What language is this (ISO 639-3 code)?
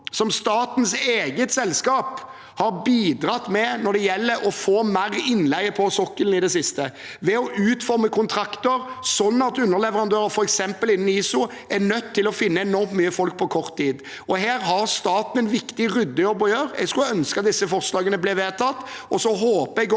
nor